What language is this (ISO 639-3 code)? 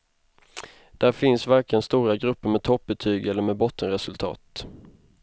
swe